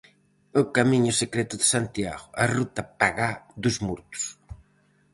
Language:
Galician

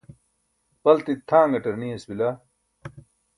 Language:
Burushaski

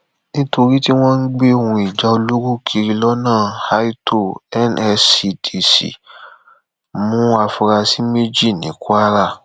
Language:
Yoruba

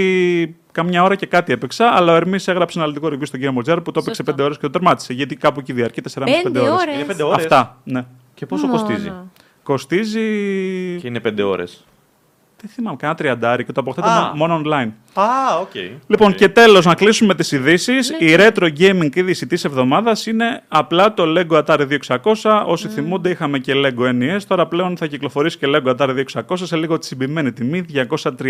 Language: Greek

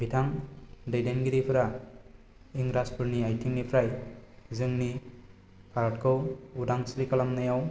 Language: Bodo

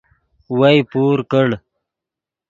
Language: Yidgha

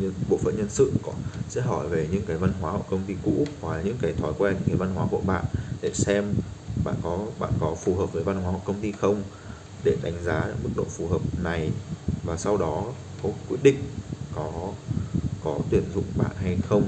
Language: Vietnamese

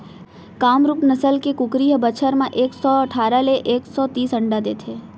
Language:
Chhattisgarhi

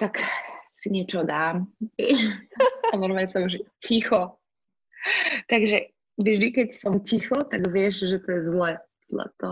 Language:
Slovak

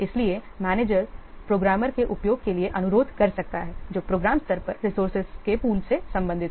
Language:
Hindi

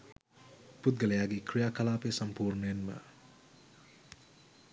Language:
Sinhala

